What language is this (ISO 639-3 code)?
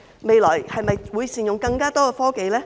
yue